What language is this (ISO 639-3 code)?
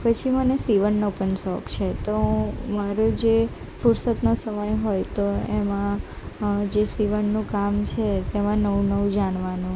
guj